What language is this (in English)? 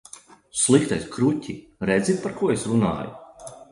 Latvian